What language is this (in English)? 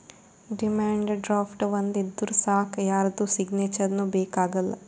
Kannada